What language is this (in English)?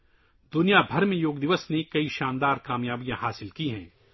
Urdu